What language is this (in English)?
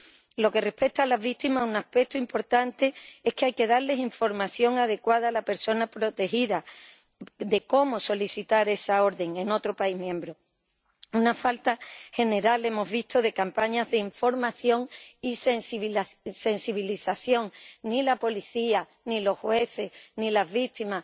Spanish